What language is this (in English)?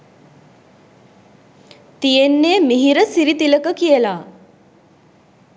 Sinhala